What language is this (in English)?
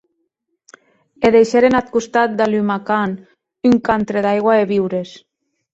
Occitan